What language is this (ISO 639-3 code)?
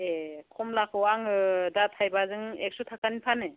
brx